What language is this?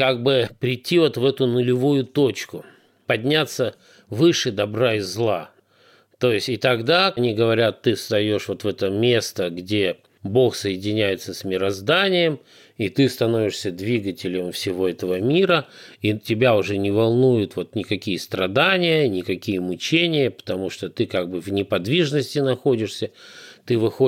Russian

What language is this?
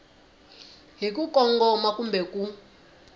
Tsonga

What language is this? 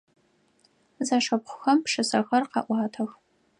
Adyghe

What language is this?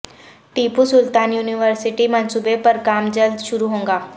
Urdu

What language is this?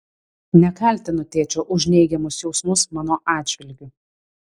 Lithuanian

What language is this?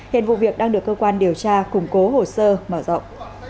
Vietnamese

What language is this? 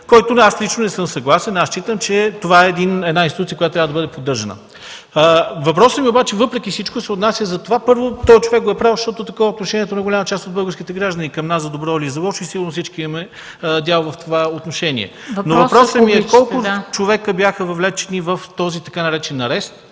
Bulgarian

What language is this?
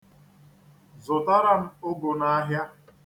Igbo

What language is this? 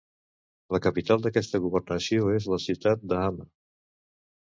Catalan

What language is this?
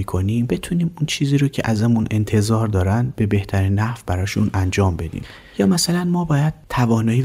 Persian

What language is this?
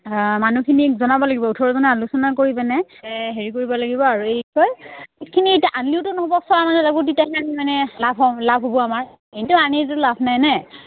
Assamese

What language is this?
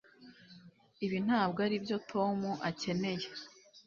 Kinyarwanda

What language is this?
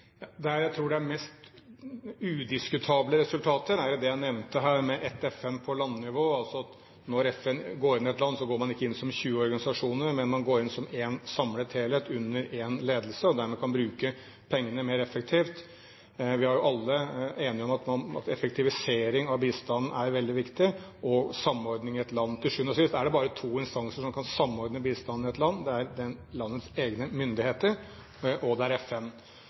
Norwegian Bokmål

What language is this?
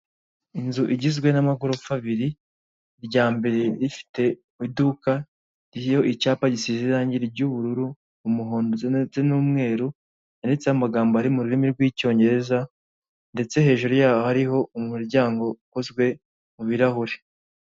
Kinyarwanda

